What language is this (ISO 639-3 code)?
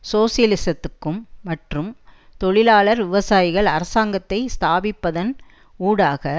tam